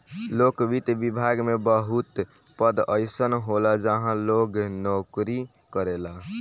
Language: Bhojpuri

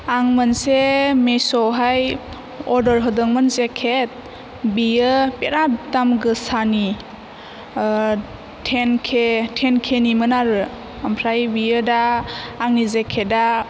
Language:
Bodo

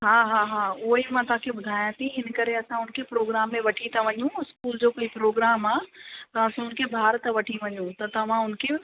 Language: Sindhi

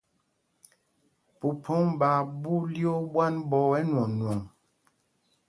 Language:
Mpumpong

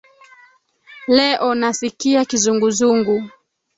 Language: Swahili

